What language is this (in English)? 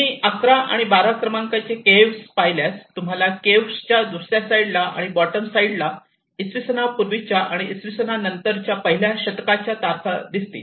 Marathi